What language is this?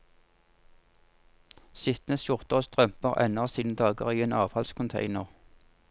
Norwegian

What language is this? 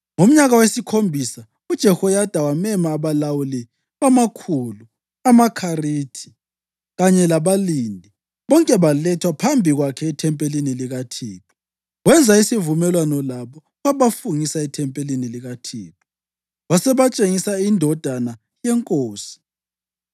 North Ndebele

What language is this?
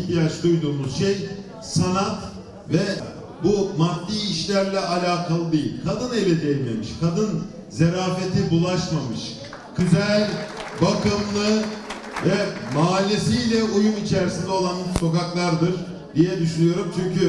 Turkish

